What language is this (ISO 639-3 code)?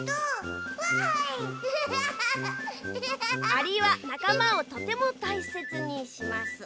jpn